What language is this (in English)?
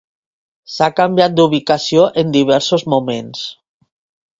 Catalan